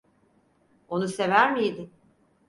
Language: Turkish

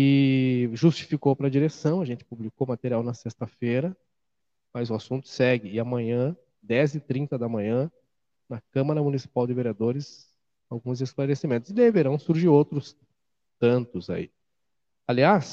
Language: Portuguese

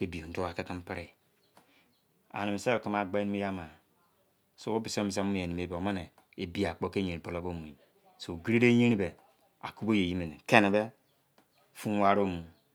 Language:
Izon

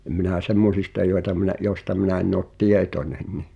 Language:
Finnish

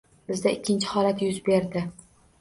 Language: Uzbek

